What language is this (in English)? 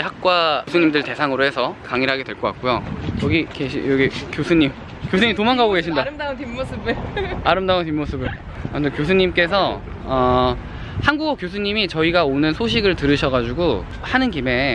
Korean